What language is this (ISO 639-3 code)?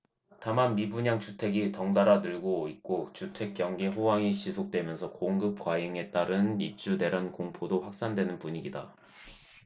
kor